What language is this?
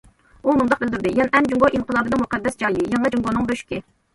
Uyghur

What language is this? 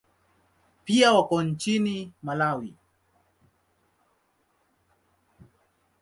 Swahili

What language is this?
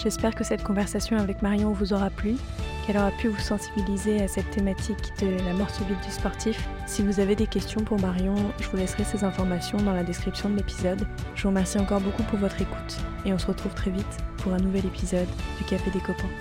French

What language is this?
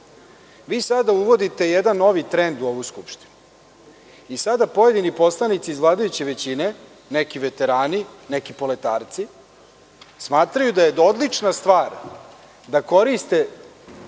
Serbian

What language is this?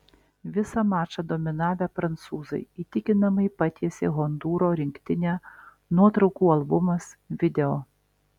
Lithuanian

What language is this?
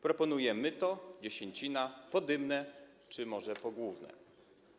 Polish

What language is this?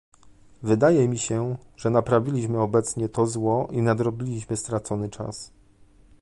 Polish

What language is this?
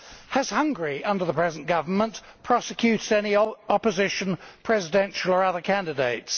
English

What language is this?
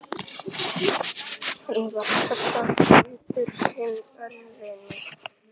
Icelandic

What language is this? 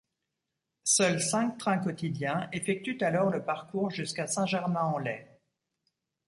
French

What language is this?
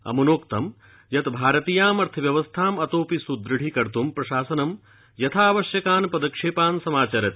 Sanskrit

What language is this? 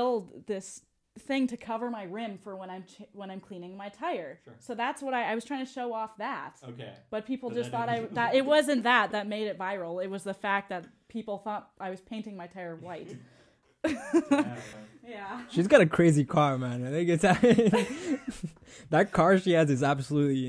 English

